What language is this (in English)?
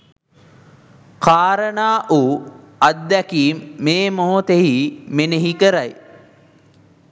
Sinhala